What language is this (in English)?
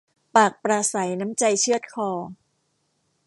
Thai